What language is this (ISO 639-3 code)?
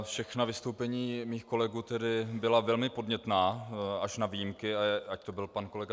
ces